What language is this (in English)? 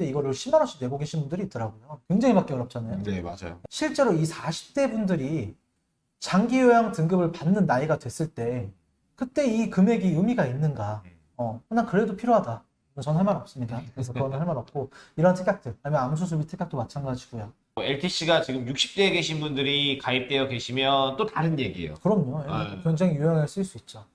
Korean